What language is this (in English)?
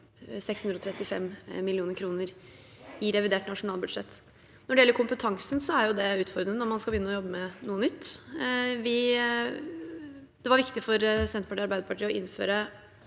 Norwegian